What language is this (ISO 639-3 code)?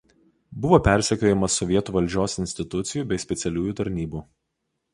lit